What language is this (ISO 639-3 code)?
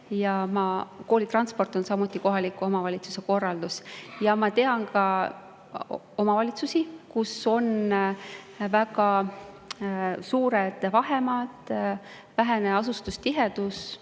est